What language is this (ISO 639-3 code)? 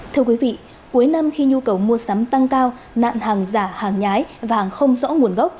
vie